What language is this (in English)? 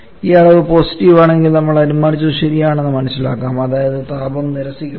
Malayalam